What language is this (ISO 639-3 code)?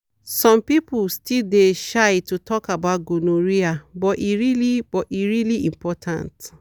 pcm